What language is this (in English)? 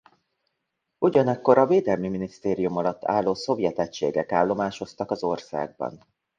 Hungarian